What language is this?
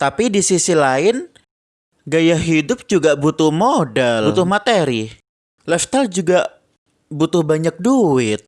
Indonesian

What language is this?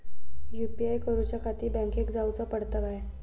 Marathi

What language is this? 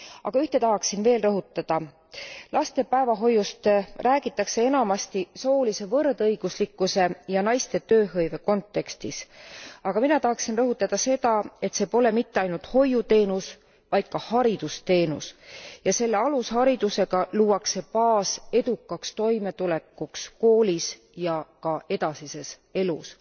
Estonian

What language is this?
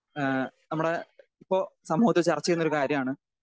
Malayalam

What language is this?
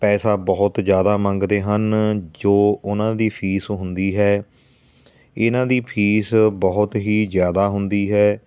Punjabi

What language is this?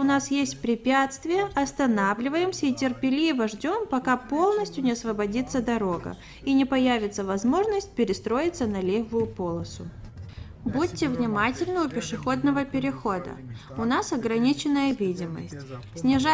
Russian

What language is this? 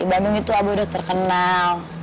Indonesian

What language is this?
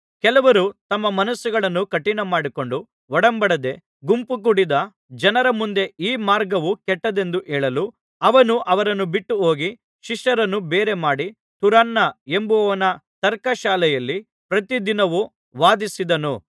Kannada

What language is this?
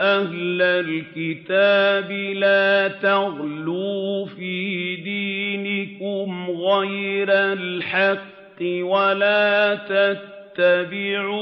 Arabic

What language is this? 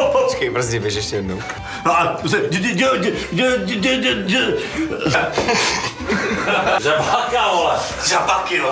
Czech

